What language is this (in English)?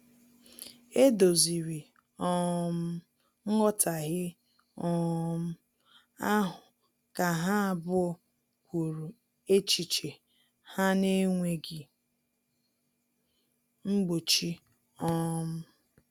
Igbo